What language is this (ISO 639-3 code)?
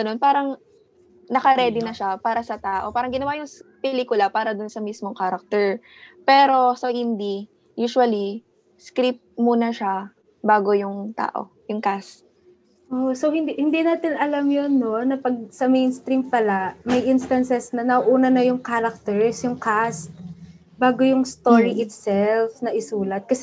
fil